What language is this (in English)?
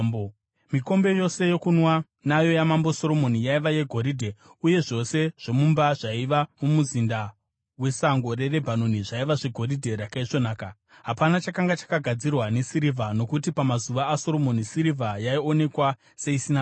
Shona